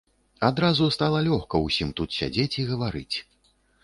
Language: Belarusian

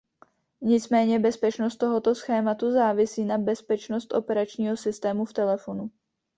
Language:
Czech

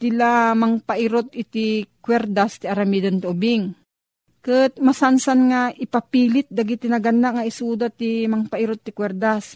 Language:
Filipino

